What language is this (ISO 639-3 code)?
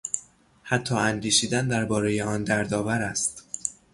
fas